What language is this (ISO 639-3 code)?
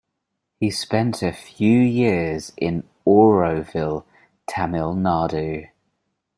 eng